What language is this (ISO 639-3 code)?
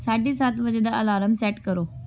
pan